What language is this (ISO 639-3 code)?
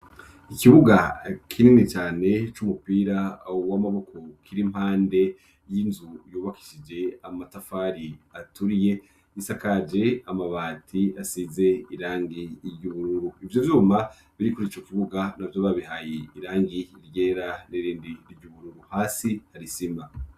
run